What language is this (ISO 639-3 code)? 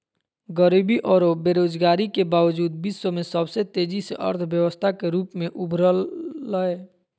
mag